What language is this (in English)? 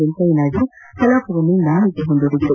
Kannada